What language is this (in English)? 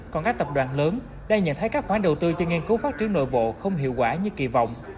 Vietnamese